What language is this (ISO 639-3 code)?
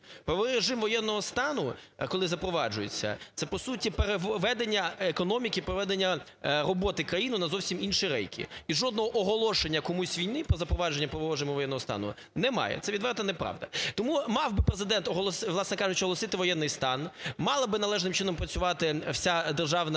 ukr